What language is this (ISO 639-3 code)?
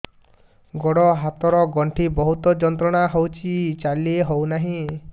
ori